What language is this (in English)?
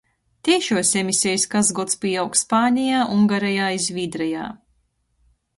Latgalian